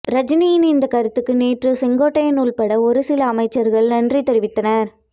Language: Tamil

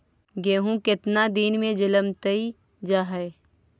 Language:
Magahi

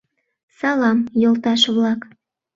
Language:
Mari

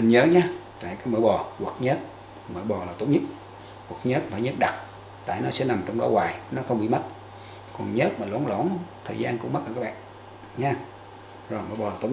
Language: Vietnamese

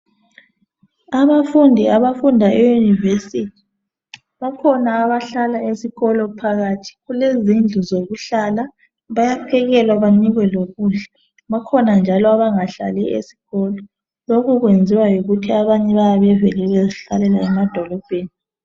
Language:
North Ndebele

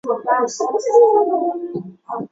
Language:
Chinese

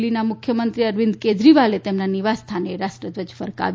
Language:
Gujarati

